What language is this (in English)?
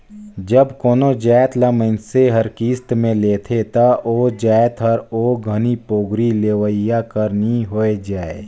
Chhattisgarhi